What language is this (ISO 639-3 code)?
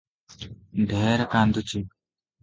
ori